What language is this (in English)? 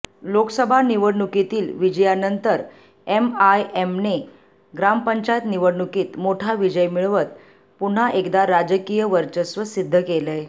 Marathi